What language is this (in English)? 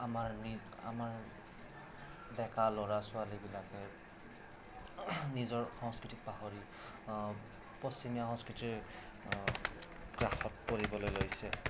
Assamese